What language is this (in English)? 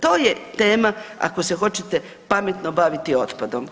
Croatian